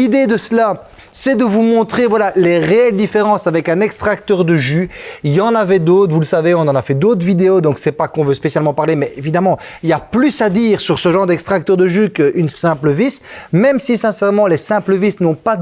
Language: French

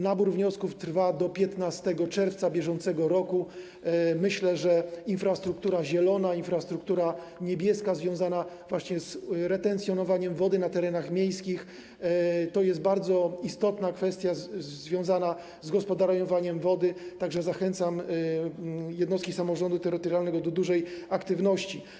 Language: Polish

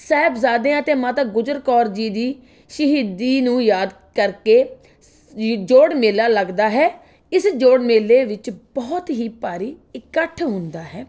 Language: Punjabi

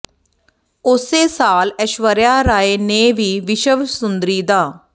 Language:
Punjabi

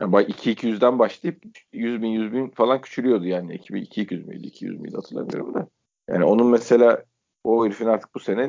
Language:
Turkish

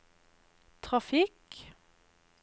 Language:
Norwegian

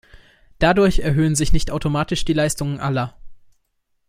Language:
German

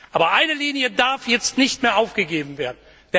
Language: German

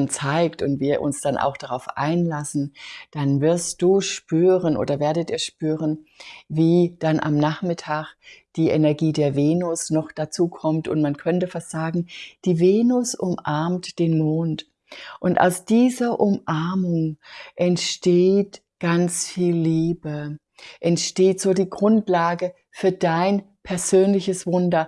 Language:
German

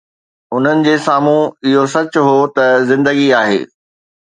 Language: Sindhi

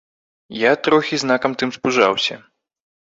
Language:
Belarusian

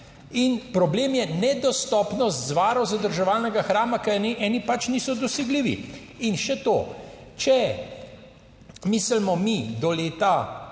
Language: Slovenian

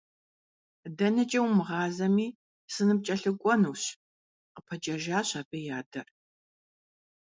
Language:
Kabardian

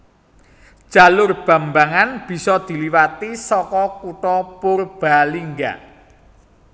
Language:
Javanese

